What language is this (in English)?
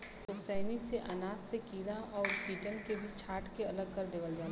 Bhojpuri